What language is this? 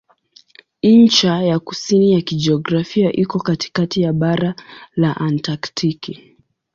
Swahili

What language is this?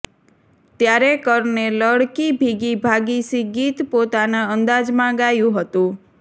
Gujarati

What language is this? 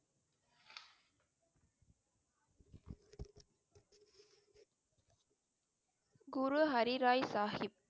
Tamil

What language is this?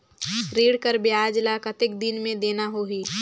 Chhattisgarhi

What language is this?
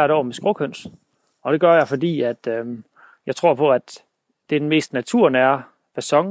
Danish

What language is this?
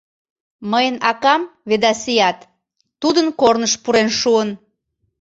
Mari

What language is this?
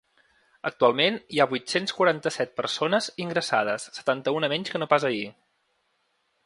Catalan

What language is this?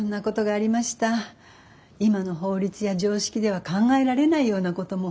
Japanese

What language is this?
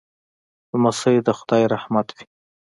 Pashto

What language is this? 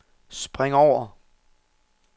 Danish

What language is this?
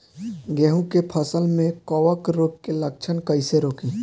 Bhojpuri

